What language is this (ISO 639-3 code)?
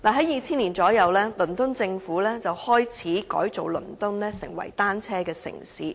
yue